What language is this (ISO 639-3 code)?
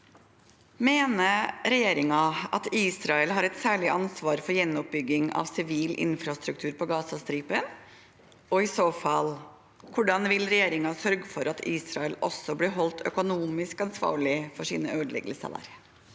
nor